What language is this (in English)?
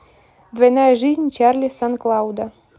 Russian